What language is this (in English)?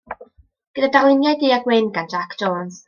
Welsh